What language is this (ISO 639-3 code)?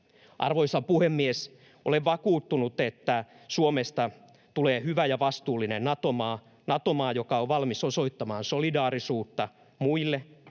fin